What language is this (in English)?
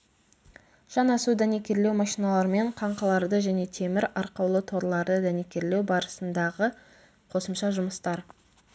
Kazakh